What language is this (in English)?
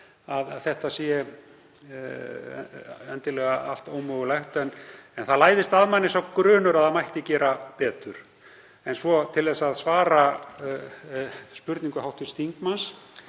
Icelandic